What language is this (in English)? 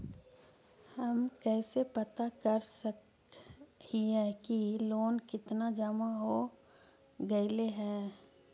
Magahi